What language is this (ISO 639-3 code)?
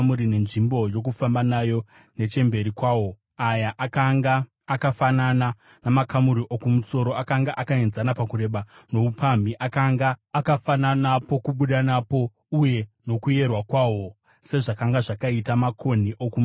sna